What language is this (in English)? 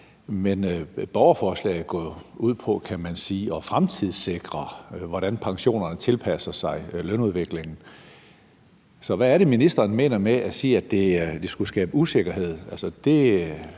Danish